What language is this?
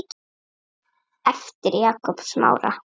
Icelandic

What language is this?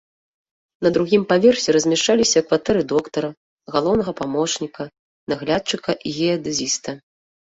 Belarusian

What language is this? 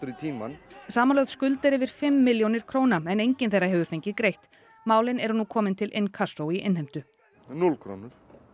Icelandic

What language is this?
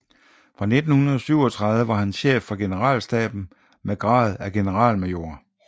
Danish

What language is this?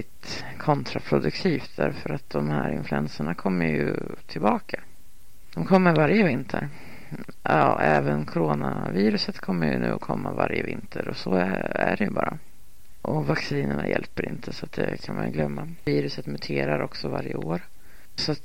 Swedish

